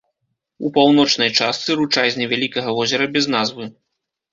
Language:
Belarusian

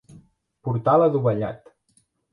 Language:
Catalan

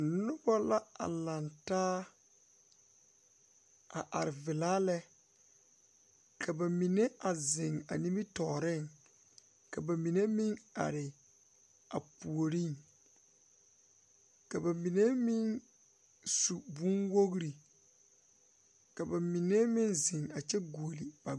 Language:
Southern Dagaare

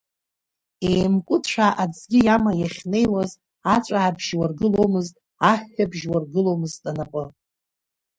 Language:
Abkhazian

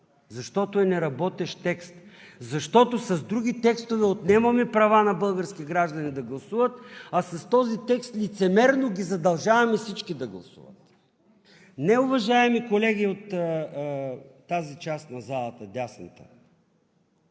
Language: Bulgarian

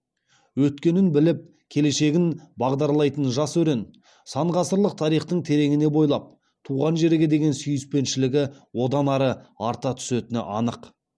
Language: Kazakh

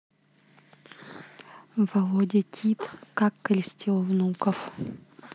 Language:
Russian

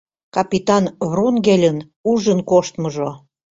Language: Mari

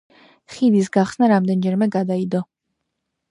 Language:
Georgian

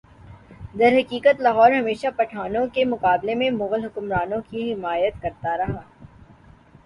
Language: Urdu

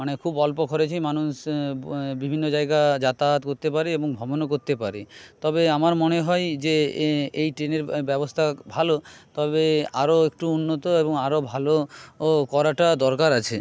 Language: Bangla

